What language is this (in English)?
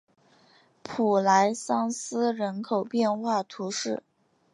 Chinese